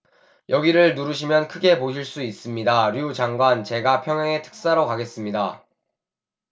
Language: Korean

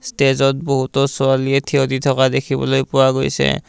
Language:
Assamese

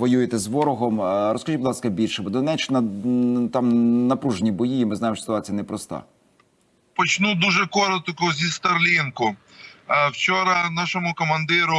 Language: Ukrainian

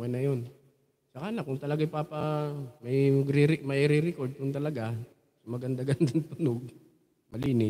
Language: Filipino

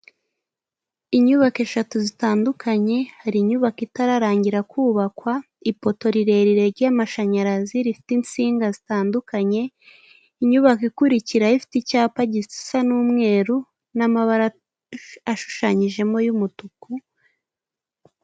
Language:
Kinyarwanda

